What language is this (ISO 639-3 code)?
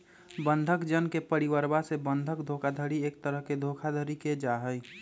mag